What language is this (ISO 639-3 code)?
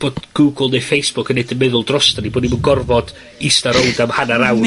cym